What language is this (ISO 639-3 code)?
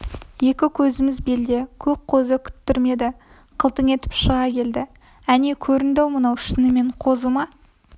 kaz